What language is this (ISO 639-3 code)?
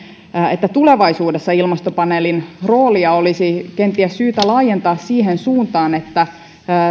fin